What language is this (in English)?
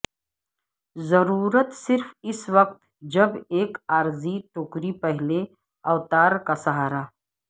Urdu